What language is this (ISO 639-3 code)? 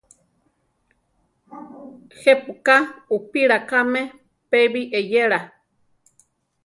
tar